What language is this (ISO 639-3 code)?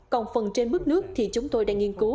vie